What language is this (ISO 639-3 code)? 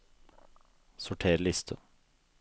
nor